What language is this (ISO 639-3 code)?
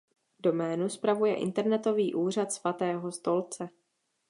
ces